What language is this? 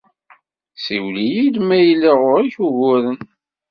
Kabyle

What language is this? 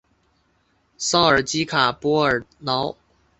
Chinese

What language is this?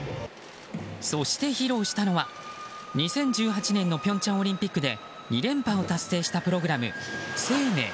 Japanese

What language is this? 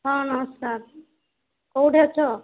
Odia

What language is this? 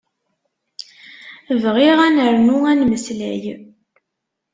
Kabyle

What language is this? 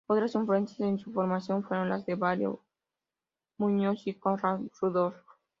Spanish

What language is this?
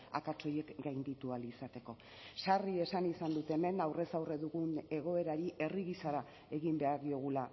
Basque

